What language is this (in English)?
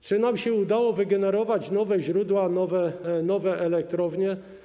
Polish